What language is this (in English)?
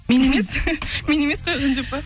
Kazakh